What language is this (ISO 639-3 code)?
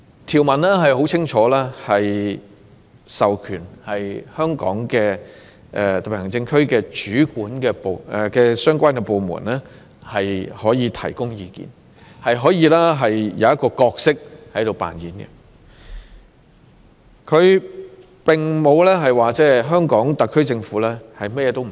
yue